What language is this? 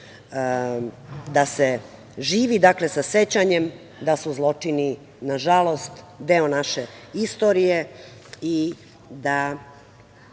Serbian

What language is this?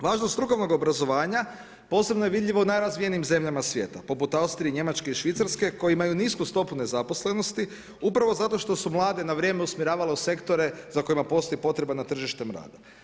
Croatian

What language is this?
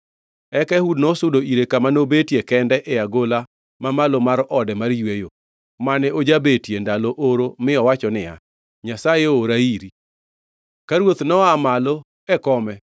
Luo (Kenya and Tanzania)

